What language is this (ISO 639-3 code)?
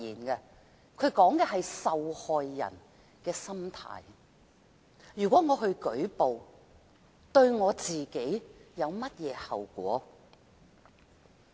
yue